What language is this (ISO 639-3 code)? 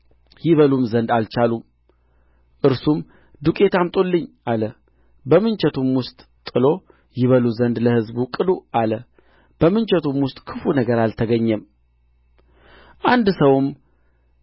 amh